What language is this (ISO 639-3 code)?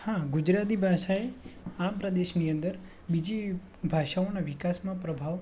guj